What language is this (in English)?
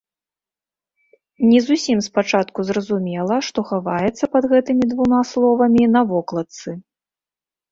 Belarusian